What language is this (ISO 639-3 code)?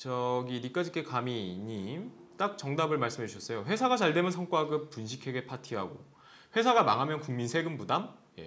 kor